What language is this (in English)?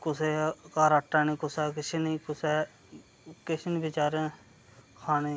Dogri